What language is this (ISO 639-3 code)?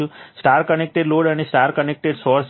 guj